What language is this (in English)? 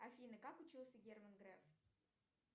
Russian